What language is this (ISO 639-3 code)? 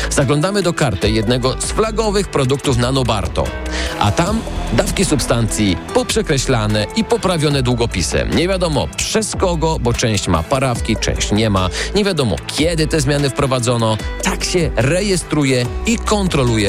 pol